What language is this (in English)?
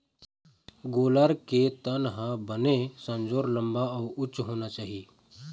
Chhattisgarhi